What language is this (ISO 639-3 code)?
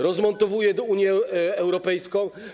pol